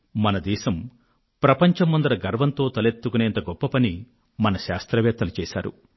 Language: Telugu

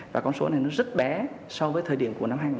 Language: Vietnamese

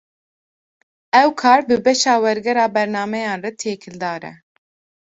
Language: Kurdish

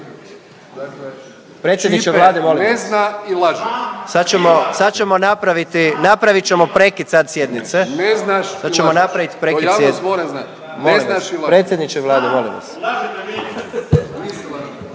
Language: Croatian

